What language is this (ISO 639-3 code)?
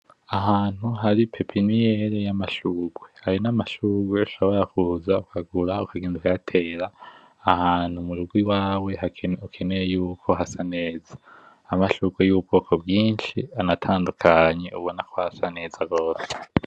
run